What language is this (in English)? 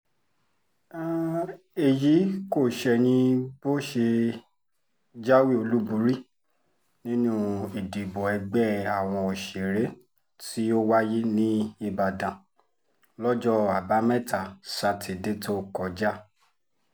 Yoruba